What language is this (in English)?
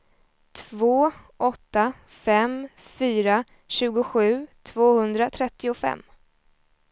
Swedish